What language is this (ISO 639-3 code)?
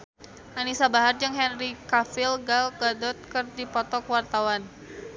sun